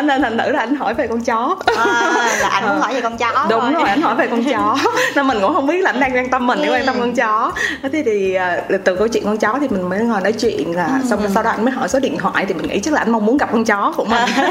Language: Vietnamese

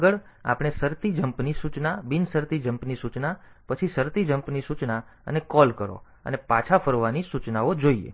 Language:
Gujarati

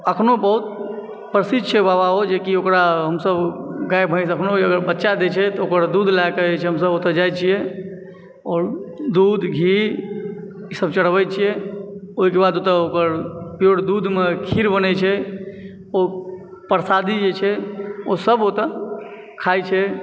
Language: Maithili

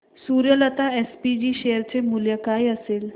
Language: Marathi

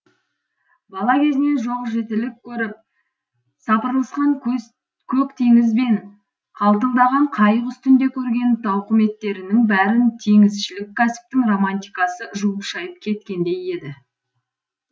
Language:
Kazakh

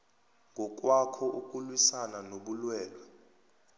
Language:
South Ndebele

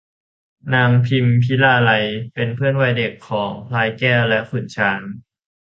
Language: Thai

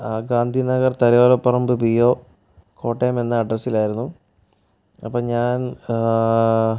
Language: Malayalam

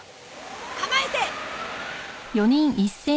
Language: Japanese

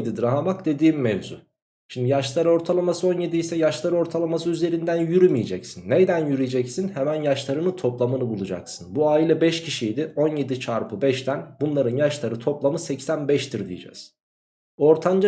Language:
Turkish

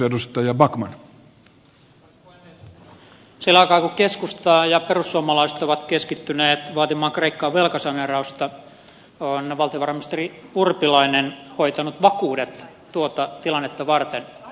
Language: Finnish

